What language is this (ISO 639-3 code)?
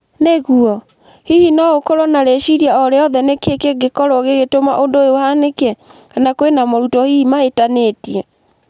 kik